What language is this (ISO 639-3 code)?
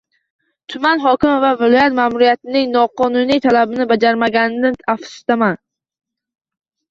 uzb